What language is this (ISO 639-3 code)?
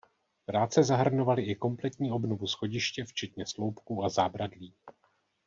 ces